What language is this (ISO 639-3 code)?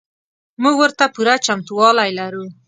pus